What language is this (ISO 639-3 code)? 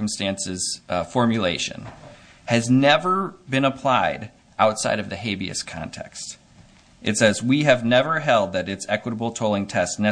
eng